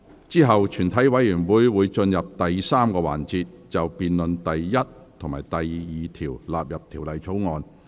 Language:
Cantonese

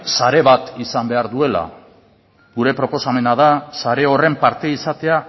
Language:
Basque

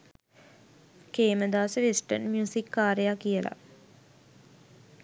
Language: Sinhala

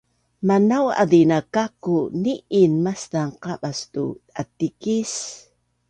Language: Bunun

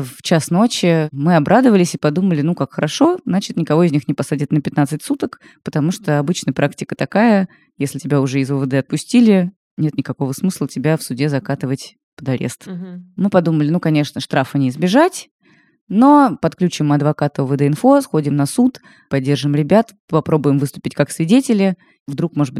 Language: Russian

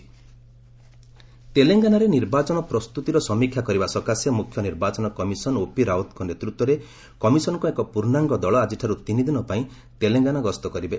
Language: Odia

